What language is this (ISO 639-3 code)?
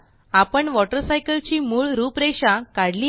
mar